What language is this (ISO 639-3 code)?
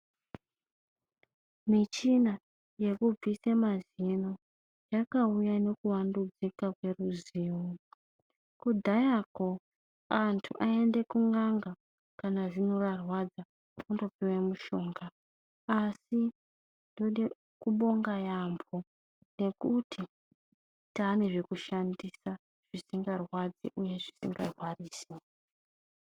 ndc